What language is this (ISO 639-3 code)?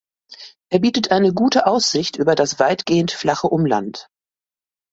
deu